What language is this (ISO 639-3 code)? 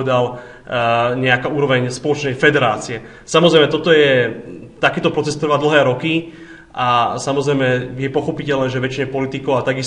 slk